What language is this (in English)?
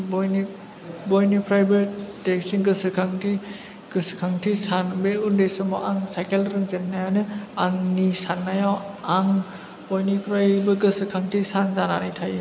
Bodo